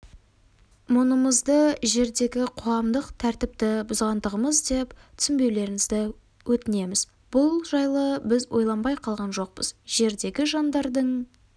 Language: Kazakh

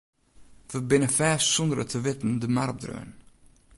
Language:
Western Frisian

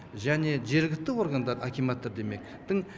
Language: Kazakh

